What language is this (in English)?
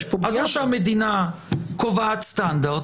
Hebrew